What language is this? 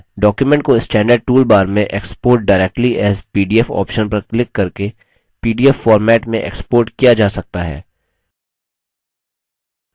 Hindi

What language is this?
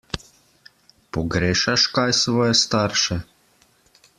Slovenian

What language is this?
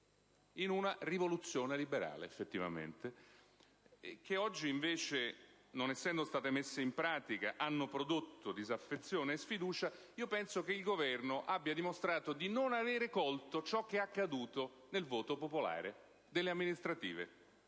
Italian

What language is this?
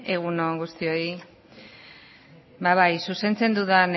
Basque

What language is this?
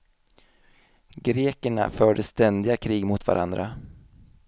Swedish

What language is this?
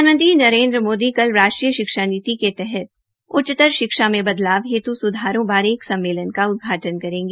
Hindi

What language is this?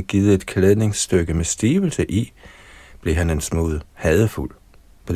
Danish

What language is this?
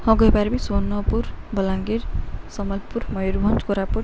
Odia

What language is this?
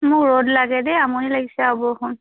Assamese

